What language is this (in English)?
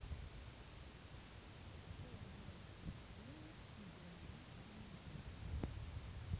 Russian